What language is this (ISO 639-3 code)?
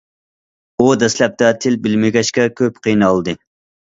uig